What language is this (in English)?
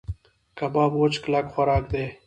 Pashto